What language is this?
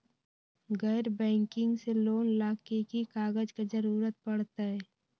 Magahi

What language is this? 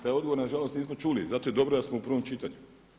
Croatian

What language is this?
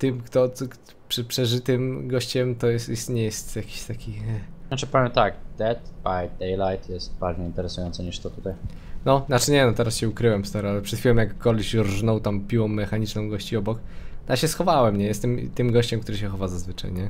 Polish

